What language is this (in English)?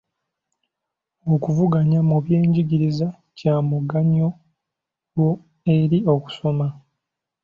Ganda